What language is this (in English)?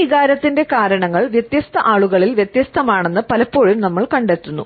Malayalam